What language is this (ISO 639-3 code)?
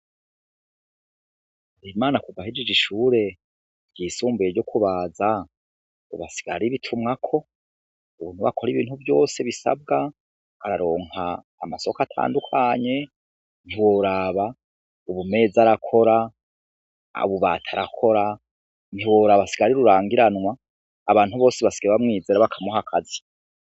run